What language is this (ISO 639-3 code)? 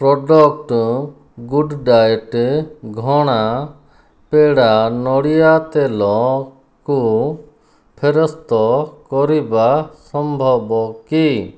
ori